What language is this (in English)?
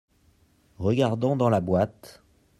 French